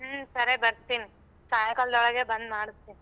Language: Kannada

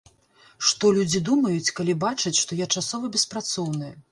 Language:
Belarusian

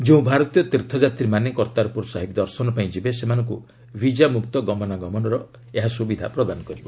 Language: Odia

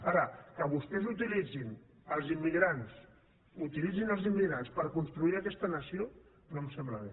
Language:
Catalan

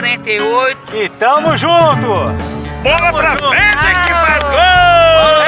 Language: Portuguese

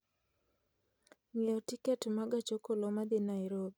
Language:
Luo (Kenya and Tanzania)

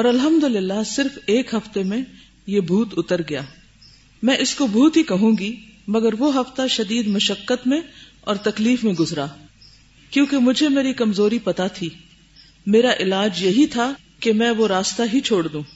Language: Urdu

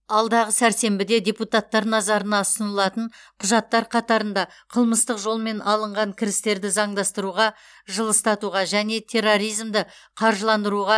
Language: Kazakh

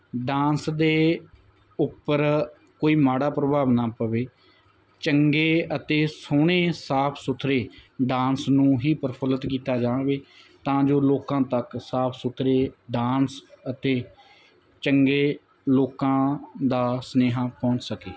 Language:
Punjabi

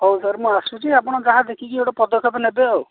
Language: Odia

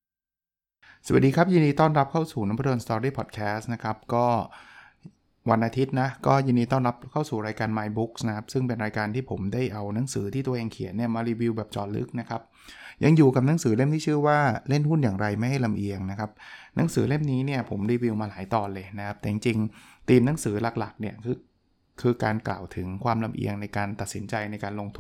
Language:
Thai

